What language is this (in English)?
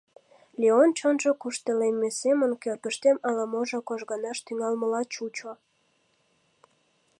Mari